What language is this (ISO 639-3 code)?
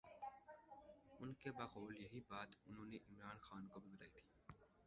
urd